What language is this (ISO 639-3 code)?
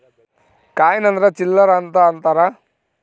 kan